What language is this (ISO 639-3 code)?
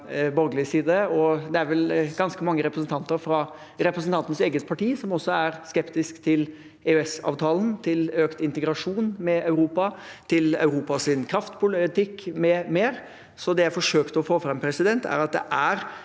nor